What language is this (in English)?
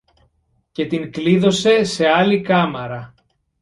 Greek